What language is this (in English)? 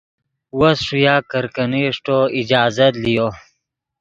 Yidgha